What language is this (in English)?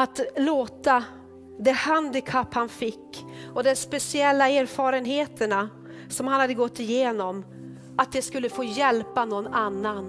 Swedish